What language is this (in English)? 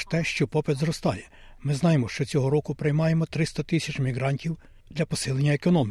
Ukrainian